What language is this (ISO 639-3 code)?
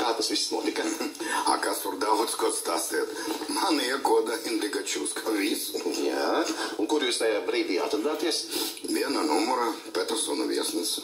lav